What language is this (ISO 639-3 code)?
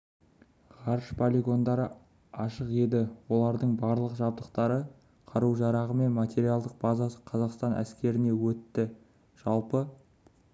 kaz